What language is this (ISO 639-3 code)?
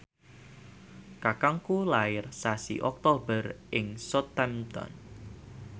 jav